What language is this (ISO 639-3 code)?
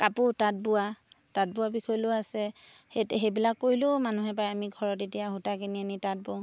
asm